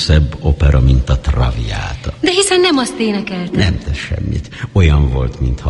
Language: Hungarian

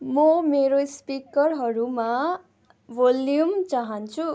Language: Nepali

